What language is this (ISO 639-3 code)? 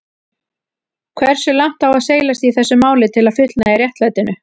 isl